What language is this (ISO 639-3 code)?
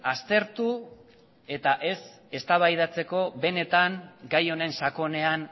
eus